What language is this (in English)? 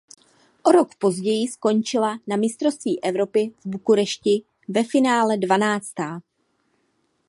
Czech